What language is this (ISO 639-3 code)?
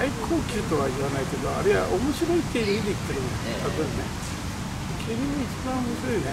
jpn